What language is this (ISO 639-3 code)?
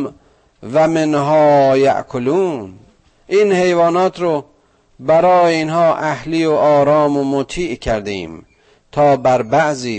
fas